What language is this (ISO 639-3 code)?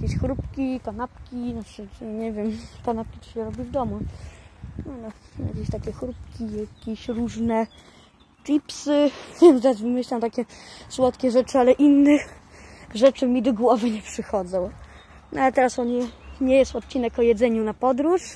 pol